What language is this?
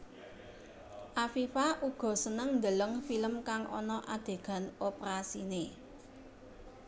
Javanese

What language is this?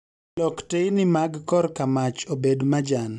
Luo (Kenya and Tanzania)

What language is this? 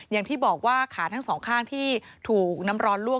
Thai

